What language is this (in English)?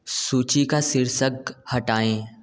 Hindi